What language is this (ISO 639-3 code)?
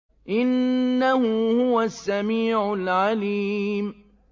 ara